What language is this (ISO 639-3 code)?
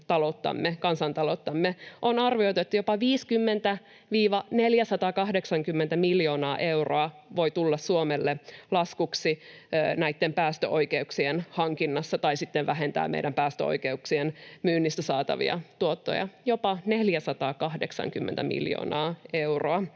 fin